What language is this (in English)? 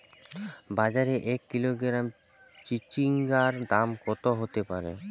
Bangla